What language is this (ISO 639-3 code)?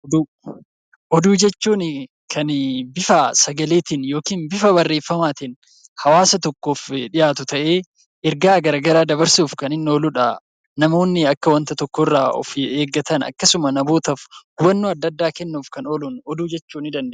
orm